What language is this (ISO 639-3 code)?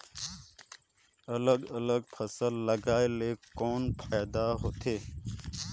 hne